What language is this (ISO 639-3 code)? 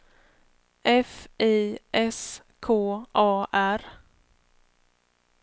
swe